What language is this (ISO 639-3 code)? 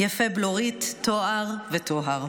heb